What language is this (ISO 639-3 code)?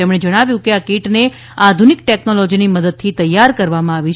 guj